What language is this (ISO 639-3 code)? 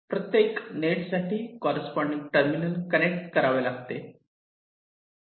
mar